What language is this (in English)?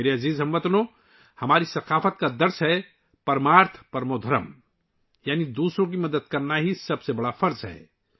Urdu